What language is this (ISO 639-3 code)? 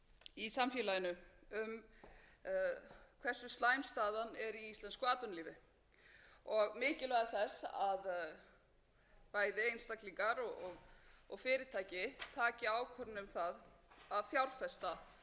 isl